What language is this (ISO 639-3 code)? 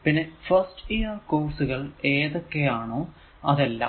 mal